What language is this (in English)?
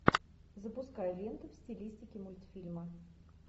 Russian